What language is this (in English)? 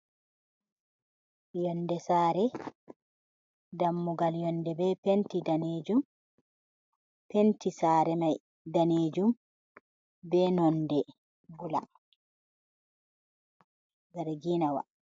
Fula